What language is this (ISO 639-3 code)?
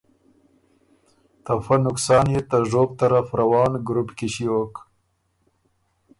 oru